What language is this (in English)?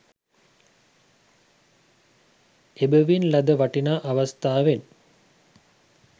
Sinhala